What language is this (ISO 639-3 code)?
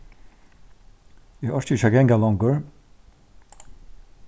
fao